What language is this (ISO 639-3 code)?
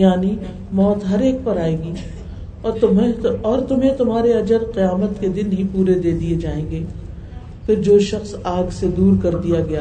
urd